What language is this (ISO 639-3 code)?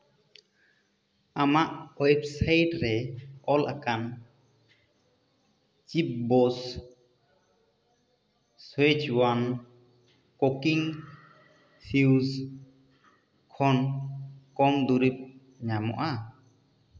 sat